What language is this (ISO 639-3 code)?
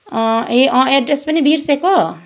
nep